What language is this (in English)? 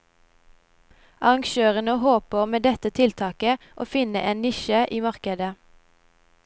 Norwegian